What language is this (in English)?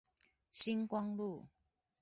Chinese